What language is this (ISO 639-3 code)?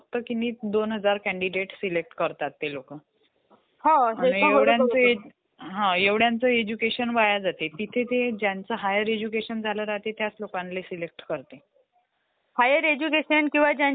mar